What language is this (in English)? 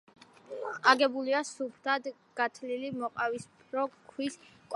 Georgian